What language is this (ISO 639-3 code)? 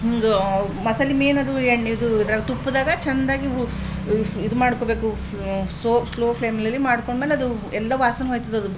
kan